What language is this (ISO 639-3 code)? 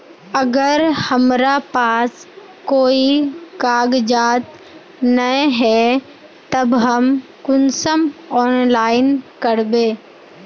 mag